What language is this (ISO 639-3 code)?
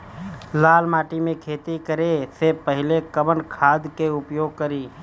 bho